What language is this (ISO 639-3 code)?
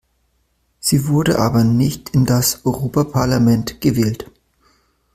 deu